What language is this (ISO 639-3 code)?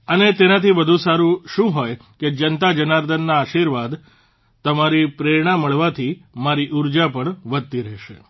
guj